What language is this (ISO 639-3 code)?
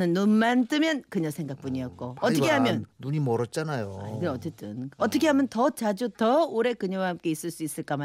kor